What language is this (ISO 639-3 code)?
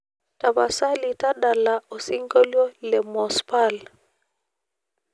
mas